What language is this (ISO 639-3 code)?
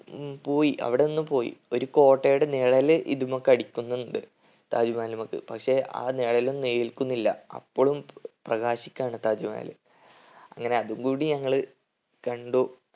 mal